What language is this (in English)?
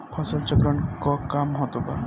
Bhojpuri